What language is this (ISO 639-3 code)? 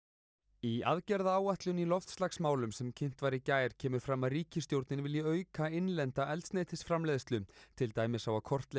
isl